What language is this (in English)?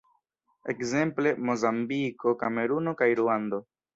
Esperanto